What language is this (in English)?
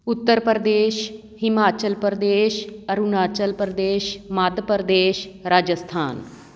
Punjabi